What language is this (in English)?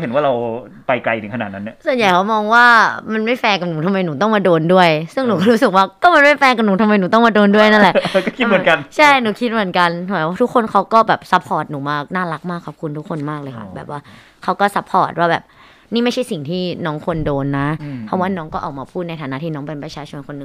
Thai